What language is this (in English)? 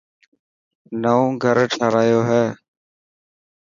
Dhatki